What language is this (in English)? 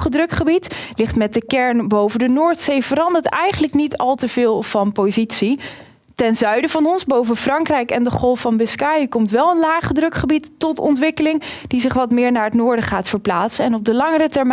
Dutch